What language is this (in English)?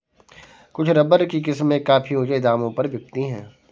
Hindi